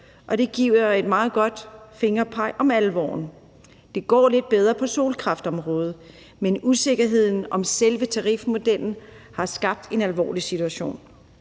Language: Danish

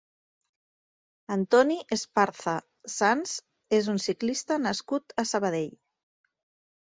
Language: Catalan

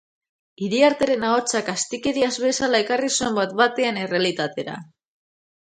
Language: Basque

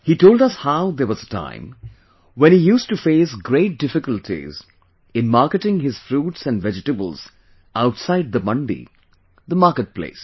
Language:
English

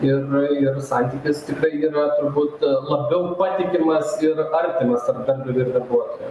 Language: Lithuanian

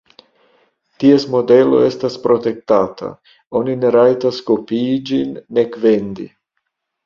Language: Esperanto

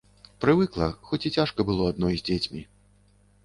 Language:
Belarusian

